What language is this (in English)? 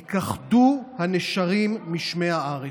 Hebrew